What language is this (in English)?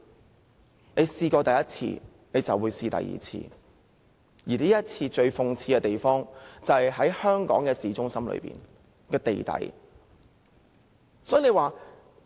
Cantonese